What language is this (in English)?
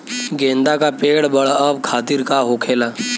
Bhojpuri